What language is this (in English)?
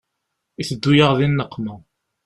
Kabyle